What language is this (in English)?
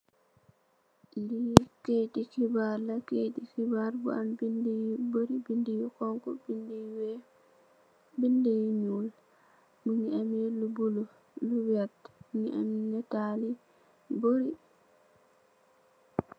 Wolof